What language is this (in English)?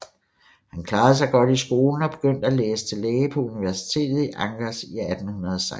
Danish